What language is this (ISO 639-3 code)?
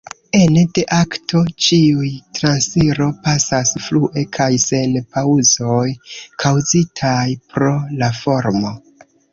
epo